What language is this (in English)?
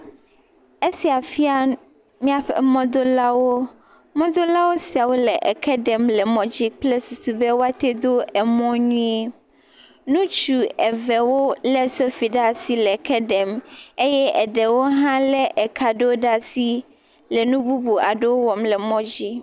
Ewe